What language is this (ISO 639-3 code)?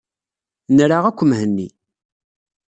kab